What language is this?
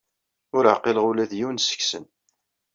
Kabyle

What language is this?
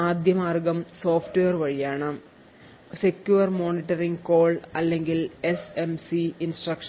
Malayalam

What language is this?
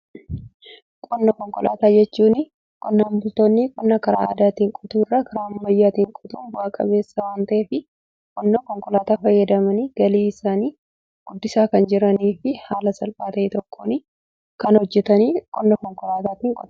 Oromo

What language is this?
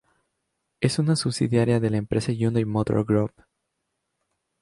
Spanish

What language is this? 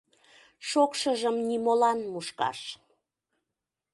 Mari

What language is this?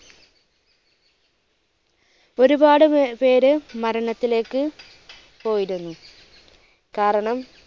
Malayalam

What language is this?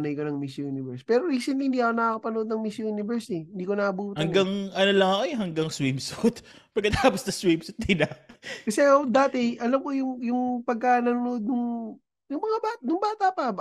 Filipino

